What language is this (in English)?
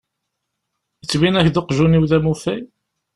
Kabyle